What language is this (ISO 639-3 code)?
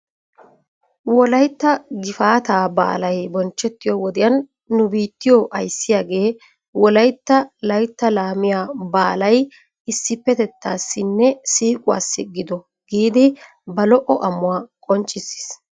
wal